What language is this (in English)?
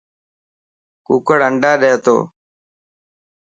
Dhatki